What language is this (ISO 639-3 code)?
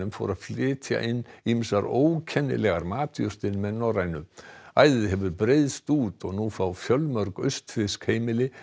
isl